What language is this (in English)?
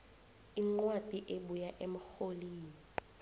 South Ndebele